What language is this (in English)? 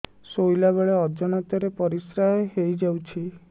Odia